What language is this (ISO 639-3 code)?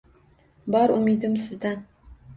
uzb